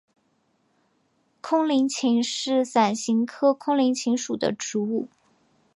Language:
Chinese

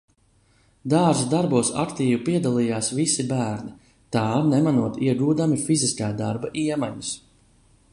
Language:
Latvian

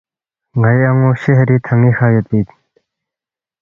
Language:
Balti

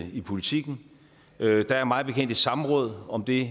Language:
Danish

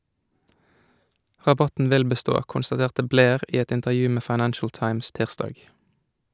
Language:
Norwegian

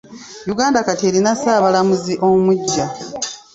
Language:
Ganda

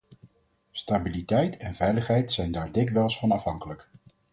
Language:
Dutch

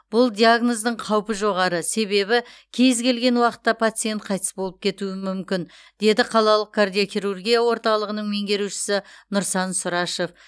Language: Kazakh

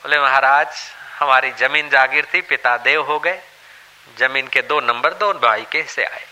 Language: Hindi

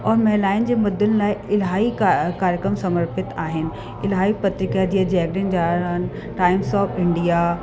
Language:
Sindhi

